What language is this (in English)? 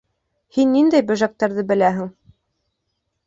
Bashkir